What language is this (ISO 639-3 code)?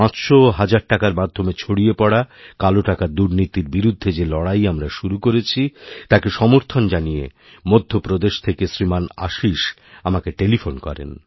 ben